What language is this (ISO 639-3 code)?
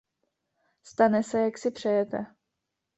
ces